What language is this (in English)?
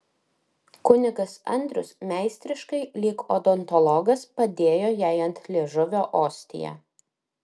Lithuanian